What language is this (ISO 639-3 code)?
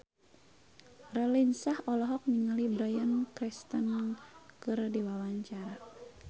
sun